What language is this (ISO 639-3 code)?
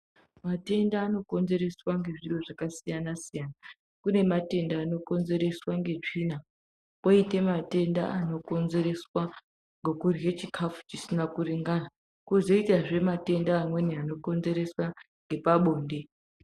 ndc